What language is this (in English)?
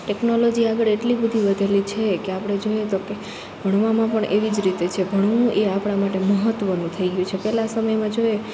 Gujarati